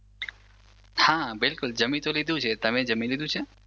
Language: Gujarati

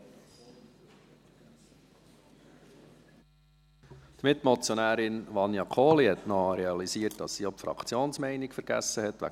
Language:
Swiss German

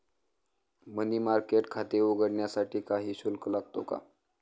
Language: Marathi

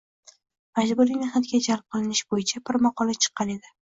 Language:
Uzbek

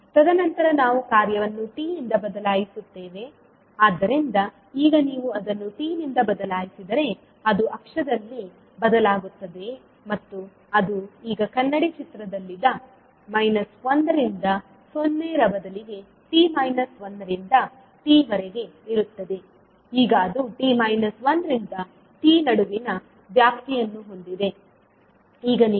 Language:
Kannada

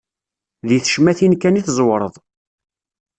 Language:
Kabyle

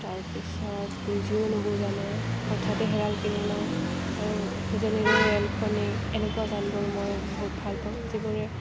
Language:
Assamese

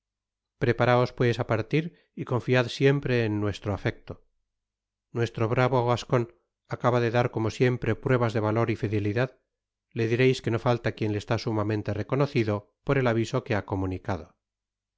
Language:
Spanish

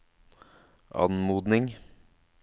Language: Norwegian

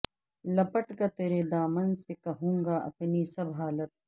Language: Urdu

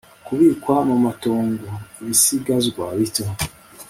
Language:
Kinyarwanda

